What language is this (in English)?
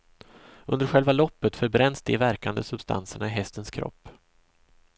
Swedish